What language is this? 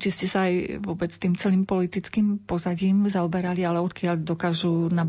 Slovak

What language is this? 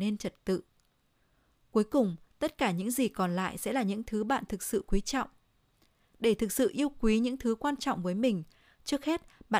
Vietnamese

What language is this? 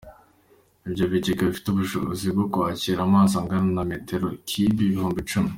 Kinyarwanda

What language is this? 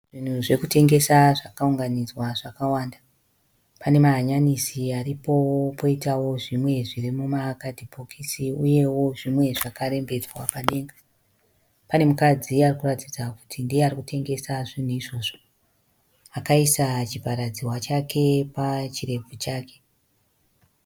Shona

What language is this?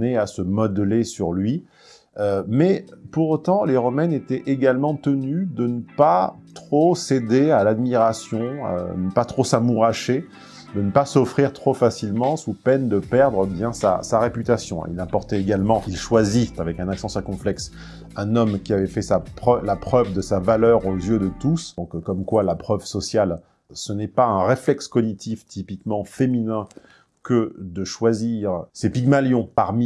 French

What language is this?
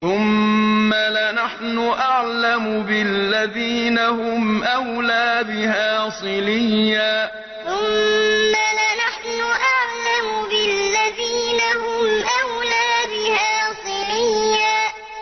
Arabic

